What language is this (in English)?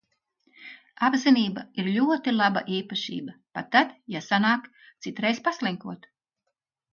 Latvian